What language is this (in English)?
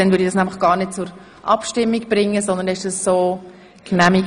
Swiss German